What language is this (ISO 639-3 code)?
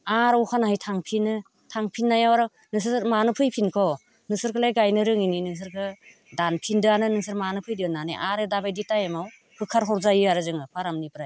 brx